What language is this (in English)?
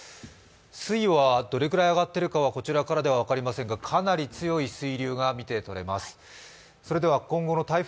Japanese